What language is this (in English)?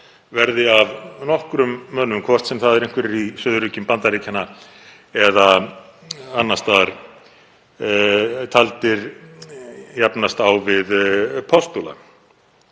Icelandic